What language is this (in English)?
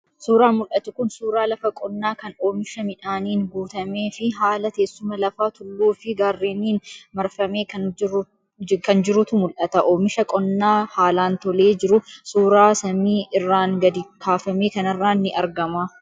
Oromo